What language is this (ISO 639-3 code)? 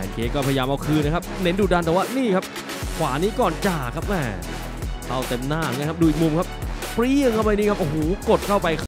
tha